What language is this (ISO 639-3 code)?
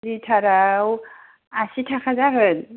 brx